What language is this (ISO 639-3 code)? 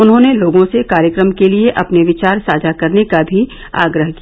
hin